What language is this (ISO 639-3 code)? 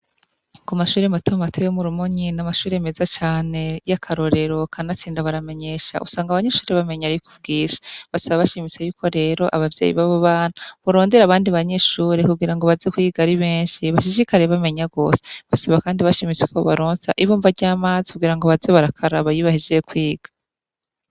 run